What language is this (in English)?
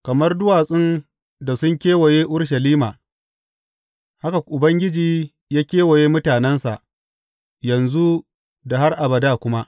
Hausa